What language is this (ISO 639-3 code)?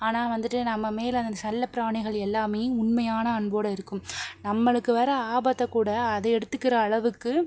tam